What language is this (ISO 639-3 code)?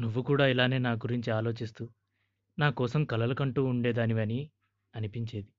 tel